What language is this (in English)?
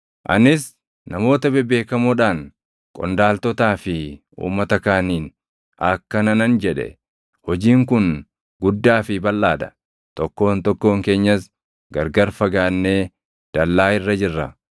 Oromo